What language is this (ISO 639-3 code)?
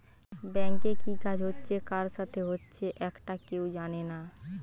ben